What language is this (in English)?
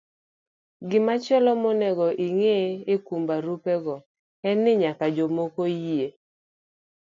Luo (Kenya and Tanzania)